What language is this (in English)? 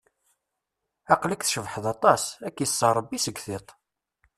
Kabyle